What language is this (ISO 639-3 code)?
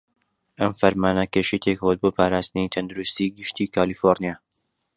ckb